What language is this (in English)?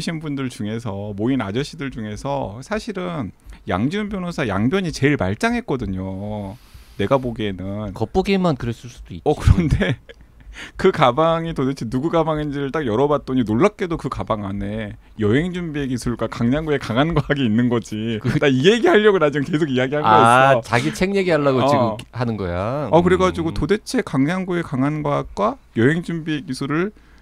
Korean